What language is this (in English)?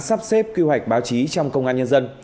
Vietnamese